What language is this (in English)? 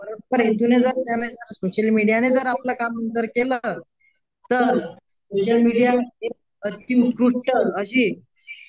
Marathi